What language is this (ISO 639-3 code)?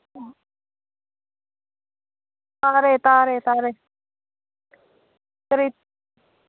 mni